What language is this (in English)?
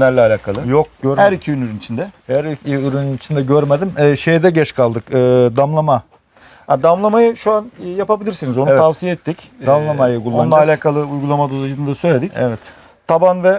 Turkish